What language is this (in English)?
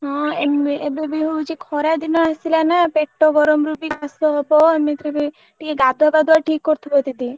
Odia